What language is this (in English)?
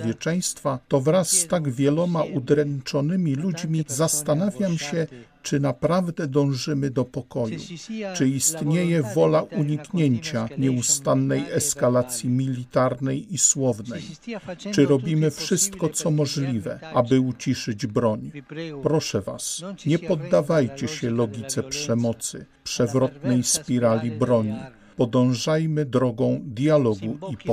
Polish